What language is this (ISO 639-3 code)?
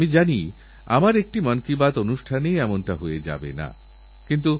ben